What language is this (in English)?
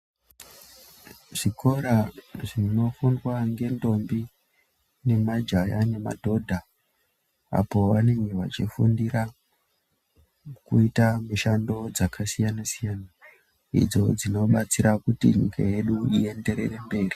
Ndau